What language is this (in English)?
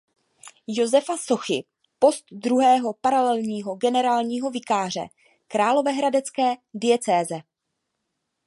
Czech